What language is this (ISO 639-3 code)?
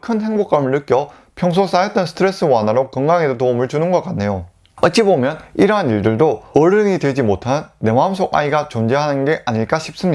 kor